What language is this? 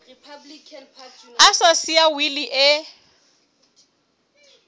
Southern Sotho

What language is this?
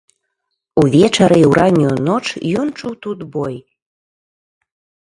Belarusian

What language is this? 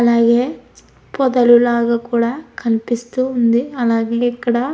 Telugu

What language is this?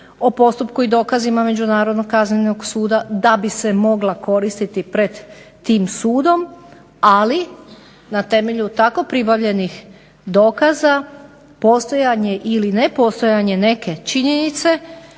Croatian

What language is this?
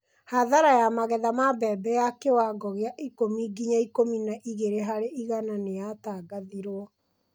Kikuyu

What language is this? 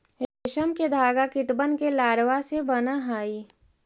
Magahi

